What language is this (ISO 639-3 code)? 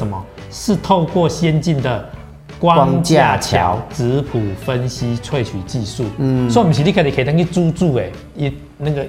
zho